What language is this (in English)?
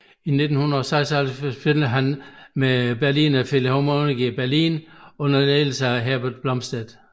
Danish